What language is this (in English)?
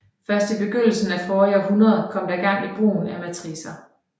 Danish